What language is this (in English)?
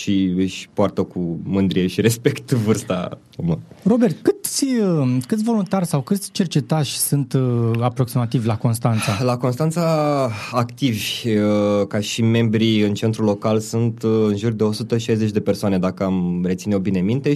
Romanian